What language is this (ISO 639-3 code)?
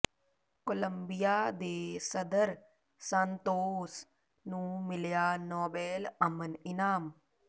pan